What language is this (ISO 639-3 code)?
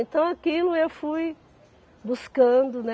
por